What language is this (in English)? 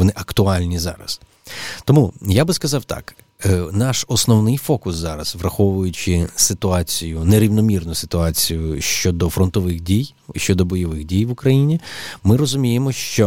Ukrainian